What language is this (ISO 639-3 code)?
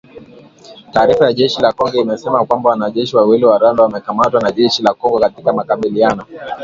swa